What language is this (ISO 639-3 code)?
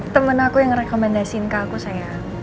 ind